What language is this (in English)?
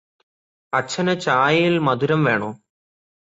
Malayalam